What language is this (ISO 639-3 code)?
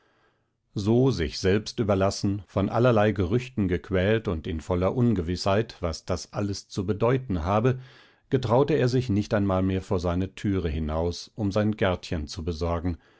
deu